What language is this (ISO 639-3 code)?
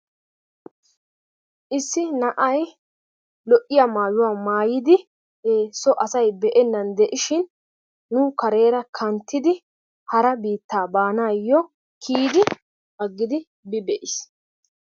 wal